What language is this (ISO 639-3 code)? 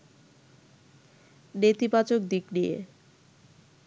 ben